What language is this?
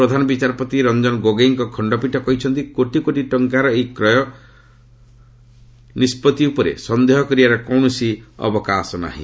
Odia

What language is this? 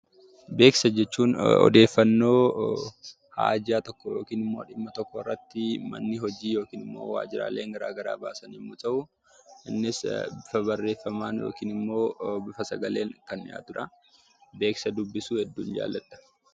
Oromo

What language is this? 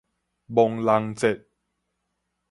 Min Nan Chinese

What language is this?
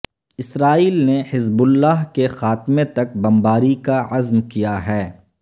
Urdu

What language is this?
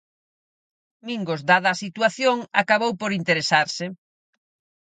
Galician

